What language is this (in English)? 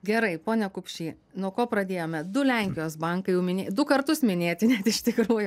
Lithuanian